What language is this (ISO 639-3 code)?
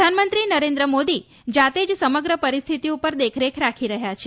guj